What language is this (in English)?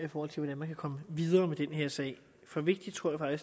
Danish